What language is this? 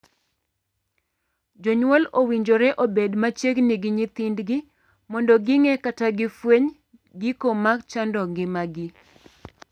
Luo (Kenya and Tanzania)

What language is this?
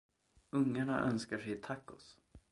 Swedish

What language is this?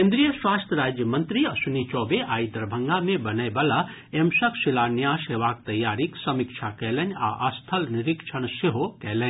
Maithili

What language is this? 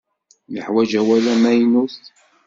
Kabyle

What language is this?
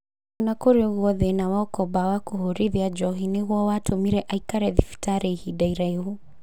Kikuyu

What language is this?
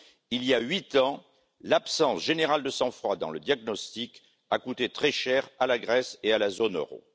French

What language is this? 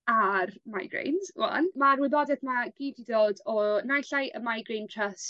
Welsh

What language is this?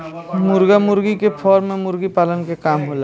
Bhojpuri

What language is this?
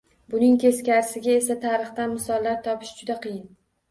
Uzbek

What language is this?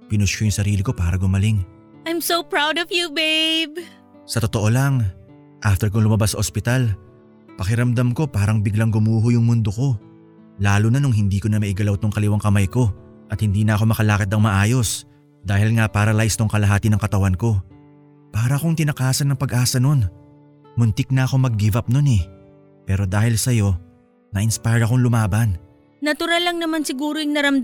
Filipino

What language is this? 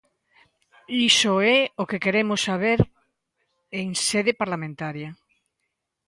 Galician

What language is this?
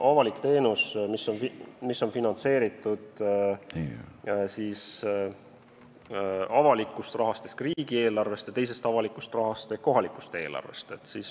Estonian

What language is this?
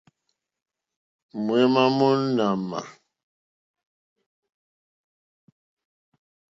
Mokpwe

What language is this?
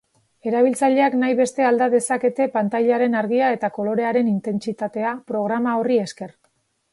Basque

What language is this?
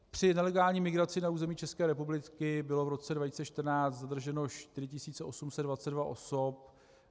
Czech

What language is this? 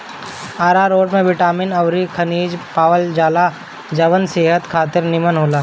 Bhojpuri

